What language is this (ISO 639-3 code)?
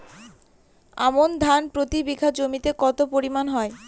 ben